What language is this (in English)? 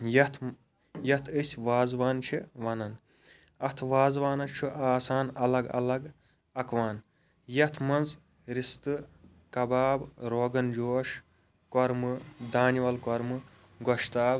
Kashmiri